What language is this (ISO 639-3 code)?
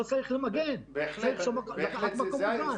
heb